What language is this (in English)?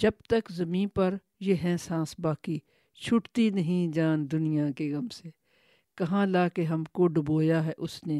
Urdu